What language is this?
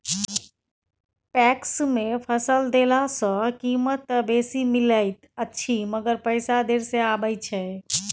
Maithili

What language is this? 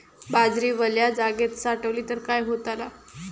Marathi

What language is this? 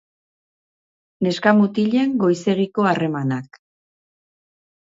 Basque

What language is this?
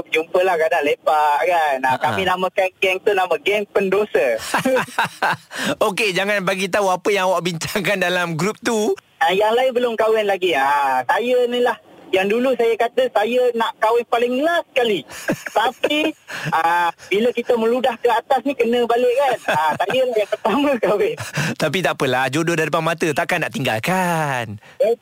Malay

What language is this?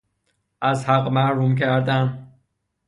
Persian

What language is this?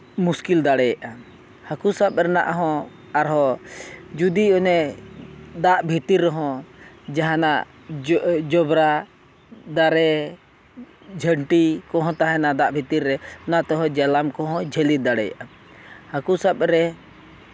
Santali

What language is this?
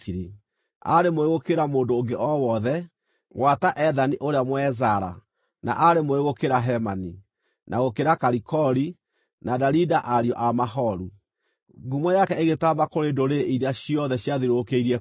Kikuyu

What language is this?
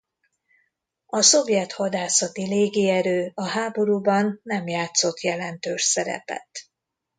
Hungarian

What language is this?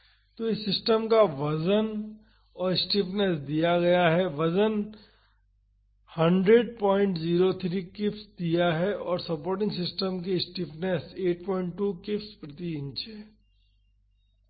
Hindi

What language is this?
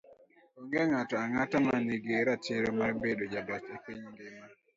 Luo (Kenya and Tanzania)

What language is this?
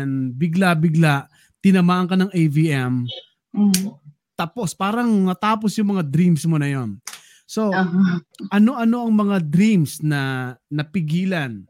Filipino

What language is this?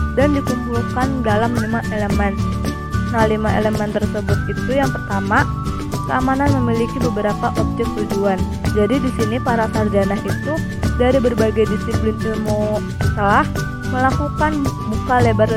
Indonesian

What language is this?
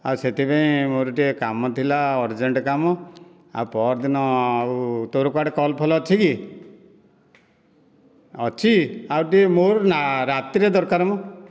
Odia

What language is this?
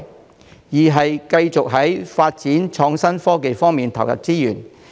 Cantonese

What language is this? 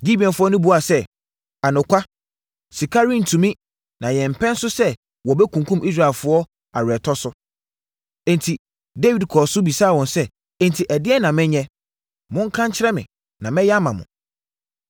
Akan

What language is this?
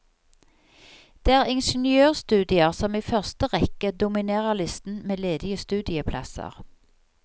Norwegian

